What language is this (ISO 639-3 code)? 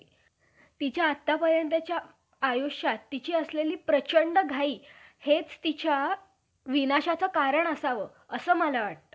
mar